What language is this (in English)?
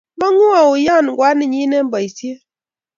Kalenjin